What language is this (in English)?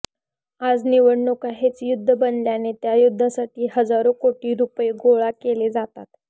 Marathi